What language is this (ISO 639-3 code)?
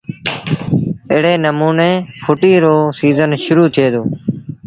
sbn